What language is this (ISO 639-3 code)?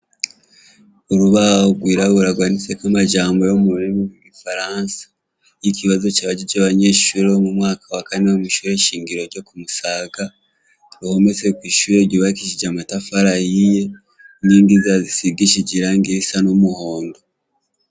run